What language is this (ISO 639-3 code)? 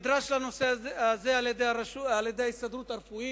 heb